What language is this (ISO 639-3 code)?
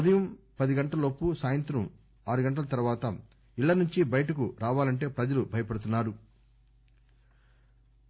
tel